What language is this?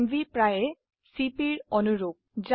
Assamese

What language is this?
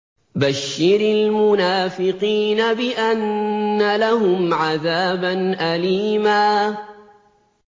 Arabic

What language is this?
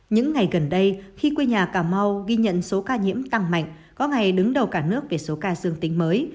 Vietnamese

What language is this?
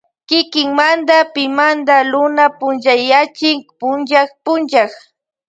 Loja Highland Quichua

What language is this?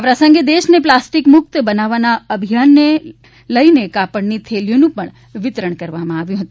Gujarati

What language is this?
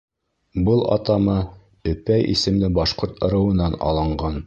Bashkir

